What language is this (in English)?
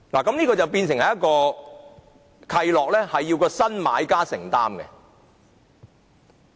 Cantonese